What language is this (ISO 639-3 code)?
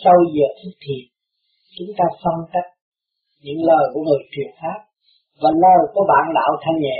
vie